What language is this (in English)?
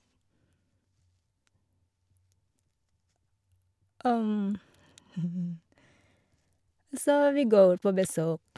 Norwegian